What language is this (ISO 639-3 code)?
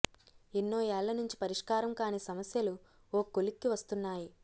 tel